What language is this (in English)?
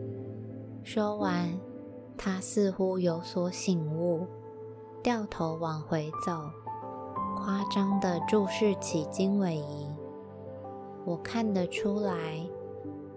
Chinese